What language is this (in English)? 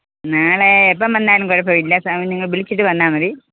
Malayalam